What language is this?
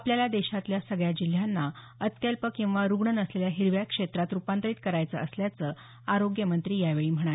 Marathi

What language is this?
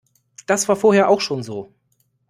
German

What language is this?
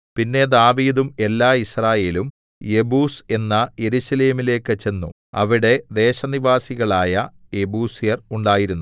Malayalam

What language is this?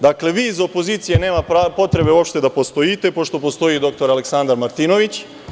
Serbian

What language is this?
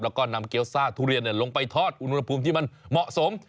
Thai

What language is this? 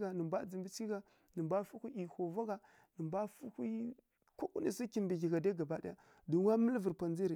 Kirya-Konzəl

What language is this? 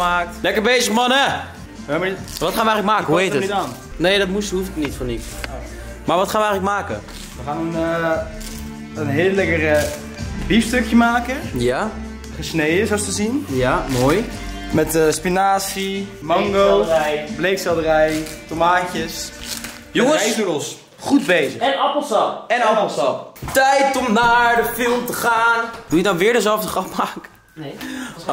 Dutch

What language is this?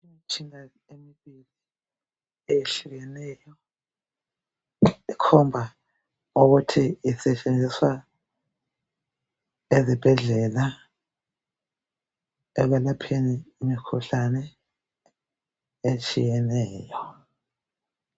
North Ndebele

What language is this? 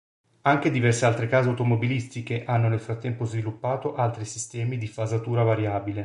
Italian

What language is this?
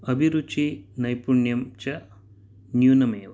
Sanskrit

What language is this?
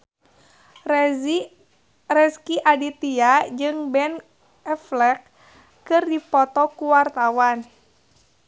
Sundanese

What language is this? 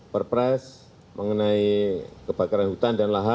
Indonesian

